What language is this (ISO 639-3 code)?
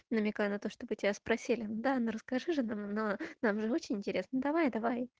rus